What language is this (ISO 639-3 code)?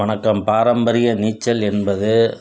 tam